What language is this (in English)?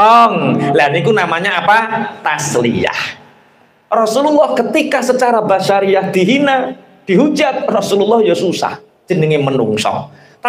Indonesian